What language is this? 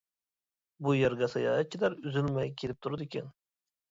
Uyghur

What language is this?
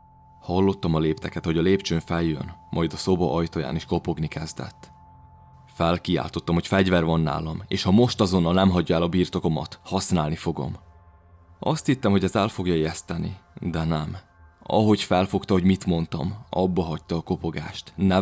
Hungarian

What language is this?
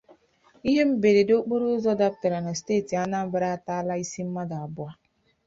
Igbo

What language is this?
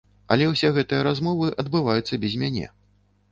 Belarusian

